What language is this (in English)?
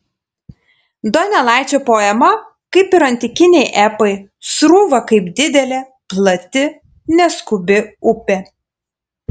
Lithuanian